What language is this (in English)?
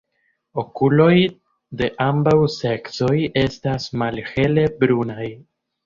Esperanto